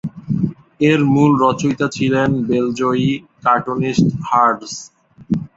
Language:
Bangla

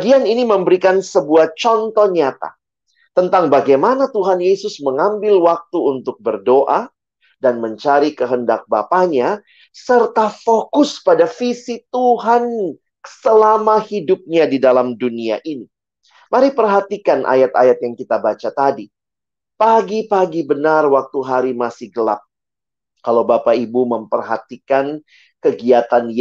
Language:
Indonesian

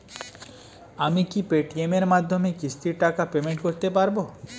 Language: Bangla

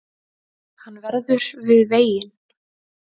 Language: Icelandic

